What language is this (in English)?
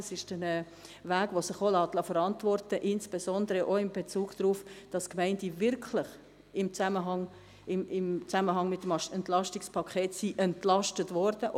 Swiss German